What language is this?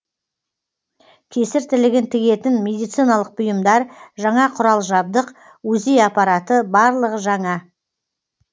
Kazakh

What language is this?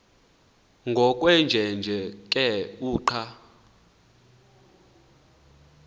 Xhosa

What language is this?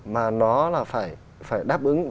Vietnamese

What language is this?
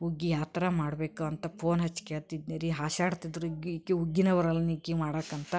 Kannada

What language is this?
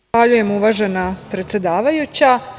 Serbian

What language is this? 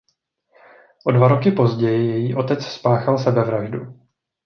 Czech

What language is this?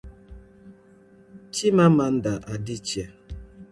Igbo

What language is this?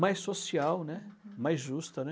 Portuguese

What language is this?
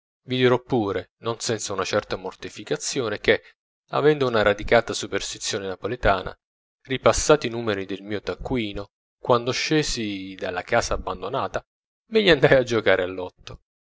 Italian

